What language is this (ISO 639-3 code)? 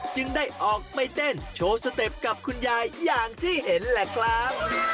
tha